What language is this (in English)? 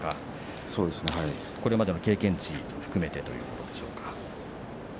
Japanese